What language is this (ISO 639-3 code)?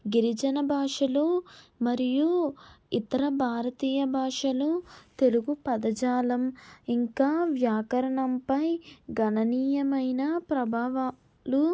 tel